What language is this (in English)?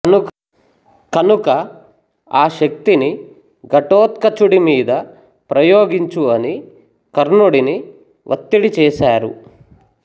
Telugu